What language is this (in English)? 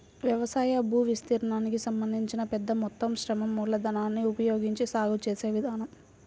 Telugu